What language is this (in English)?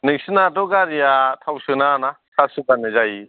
Bodo